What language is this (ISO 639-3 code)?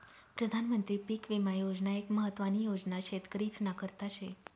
mar